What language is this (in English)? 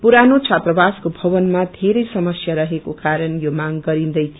Nepali